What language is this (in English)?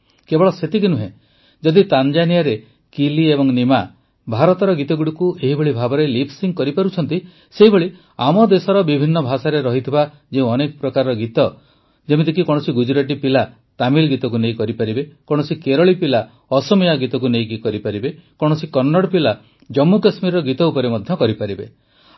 Odia